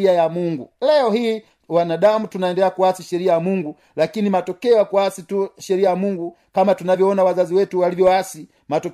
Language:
Swahili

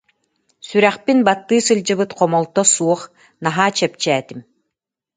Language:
Yakut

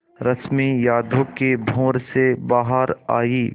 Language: Hindi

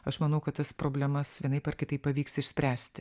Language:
Lithuanian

